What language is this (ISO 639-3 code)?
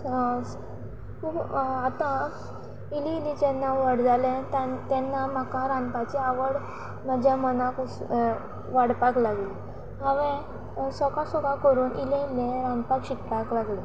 kok